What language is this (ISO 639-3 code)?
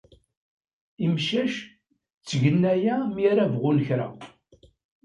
kab